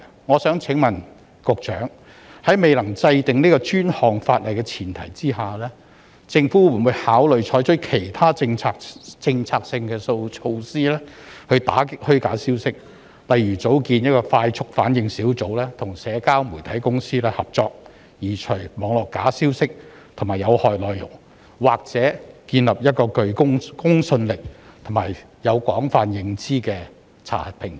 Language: Cantonese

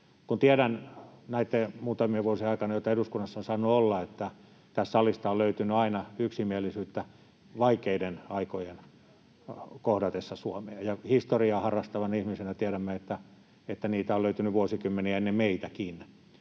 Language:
Finnish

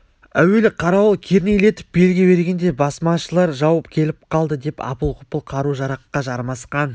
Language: Kazakh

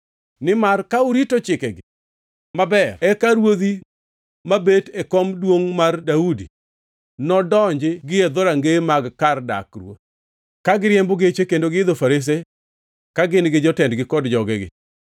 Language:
Luo (Kenya and Tanzania)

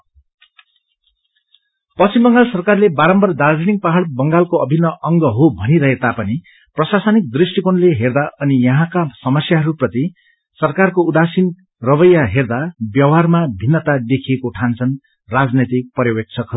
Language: Nepali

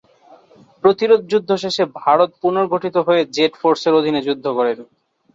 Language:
Bangla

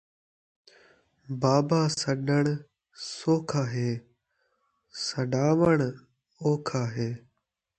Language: Saraiki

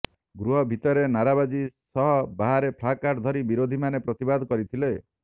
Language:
Odia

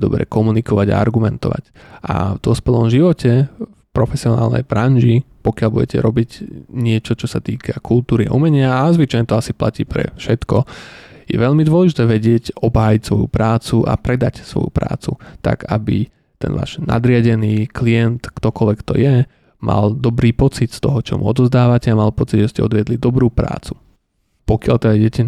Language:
Slovak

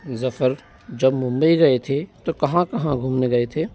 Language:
Hindi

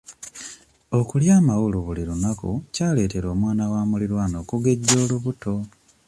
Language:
Ganda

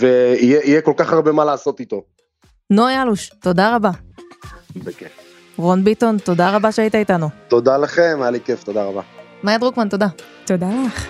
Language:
Hebrew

